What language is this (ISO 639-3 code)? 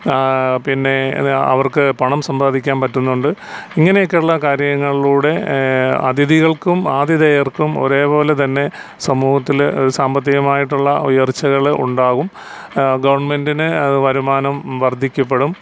mal